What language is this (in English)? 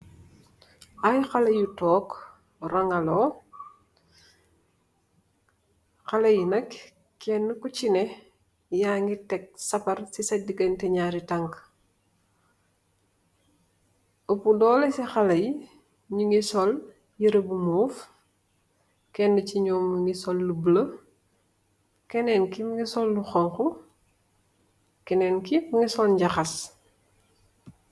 Wolof